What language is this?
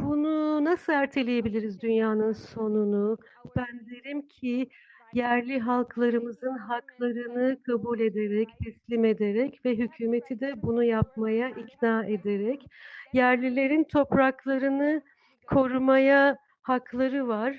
Turkish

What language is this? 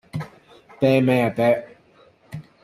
Cantonese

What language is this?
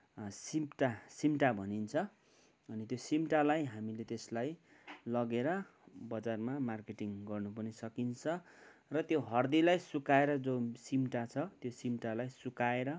Nepali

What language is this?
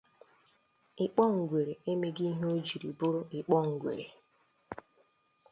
Igbo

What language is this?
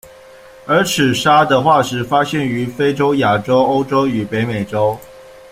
Chinese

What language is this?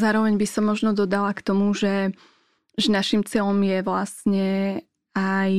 Slovak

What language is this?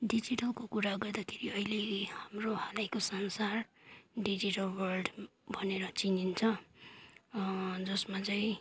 Nepali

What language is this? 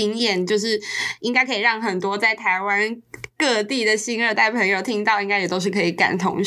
Chinese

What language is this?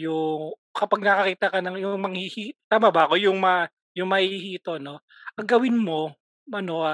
Filipino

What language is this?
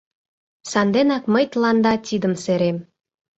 Mari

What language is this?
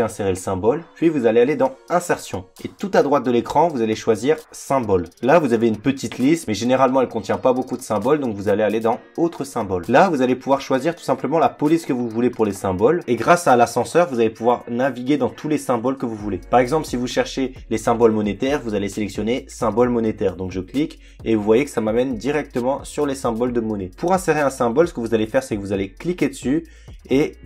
French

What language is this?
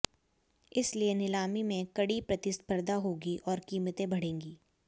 Hindi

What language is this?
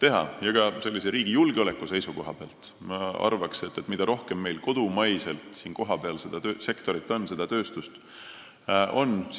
Estonian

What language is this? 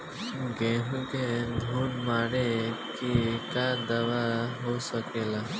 Bhojpuri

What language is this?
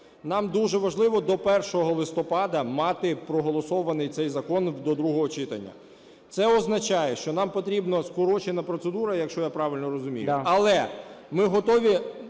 Ukrainian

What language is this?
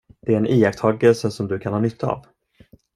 Swedish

